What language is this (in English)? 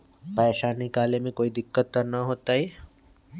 Magahi